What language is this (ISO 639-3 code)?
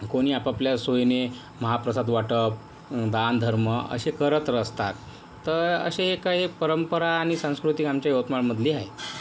mar